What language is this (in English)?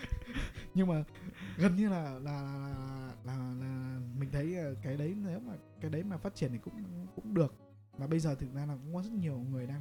Vietnamese